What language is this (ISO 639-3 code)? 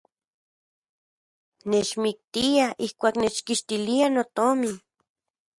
ncx